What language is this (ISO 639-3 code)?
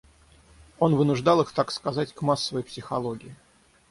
rus